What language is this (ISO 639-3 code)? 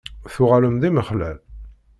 kab